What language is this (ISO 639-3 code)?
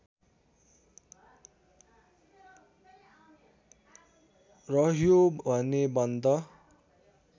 nep